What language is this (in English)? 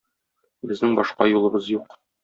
Tatar